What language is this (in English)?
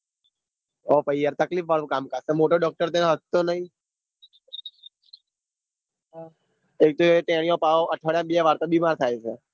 Gujarati